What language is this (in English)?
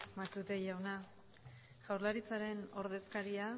Basque